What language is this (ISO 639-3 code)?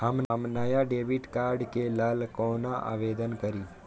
mai